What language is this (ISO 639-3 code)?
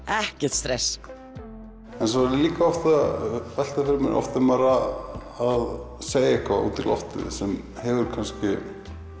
isl